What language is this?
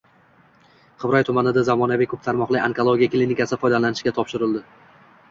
Uzbek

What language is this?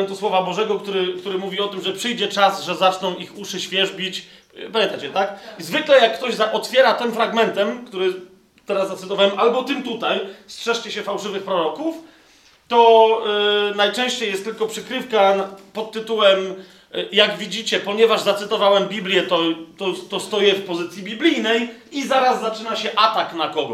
Polish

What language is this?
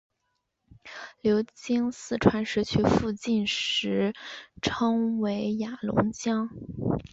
Chinese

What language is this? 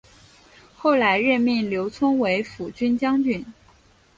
Chinese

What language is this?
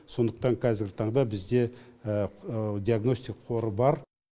Kazakh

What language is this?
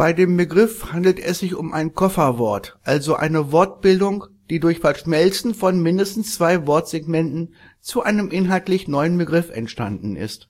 German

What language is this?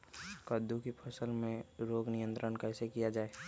Magahi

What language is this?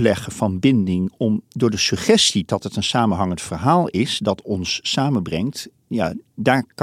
Dutch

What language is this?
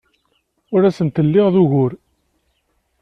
Kabyle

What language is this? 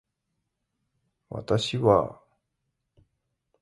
Japanese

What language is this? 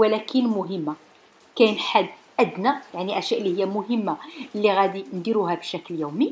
Arabic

